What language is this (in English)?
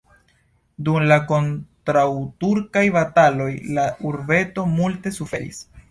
Esperanto